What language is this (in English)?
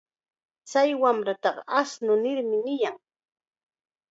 Chiquián Ancash Quechua